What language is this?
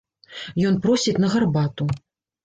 Belarusian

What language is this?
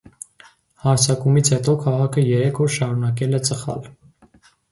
Armenian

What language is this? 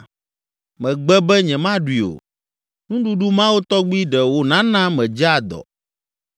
Ewe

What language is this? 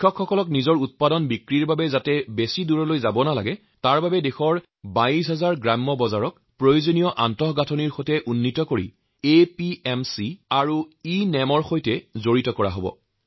Assamese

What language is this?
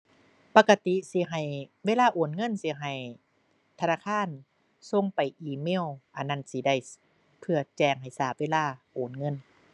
Thai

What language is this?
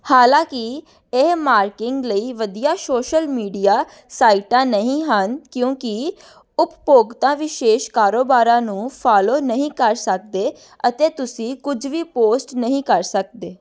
Punjabi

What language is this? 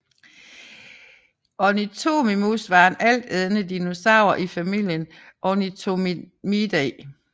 Danish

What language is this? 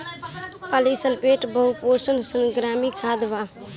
Bhojpuri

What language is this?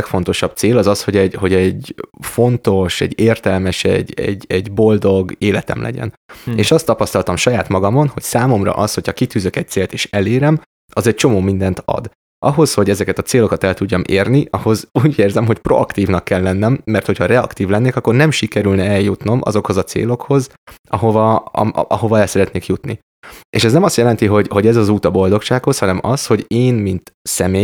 Hungarian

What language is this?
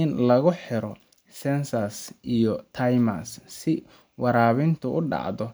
Somali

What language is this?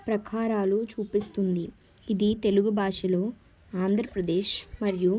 Telugu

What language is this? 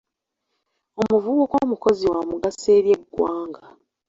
Ganda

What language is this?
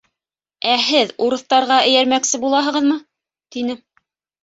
Bashkir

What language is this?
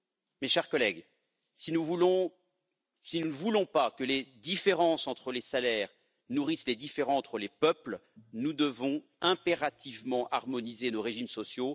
French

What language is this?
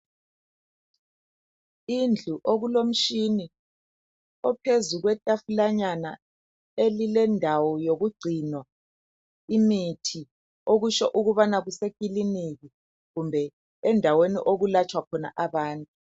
North Ndebele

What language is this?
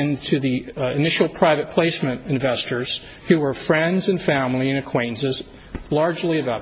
English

